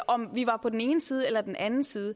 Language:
Danish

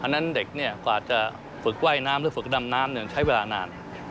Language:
Thai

